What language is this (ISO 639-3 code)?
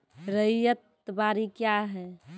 mai